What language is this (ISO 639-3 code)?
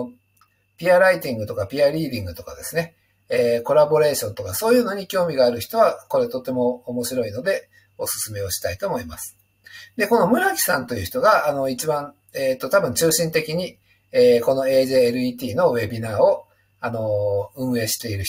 jpn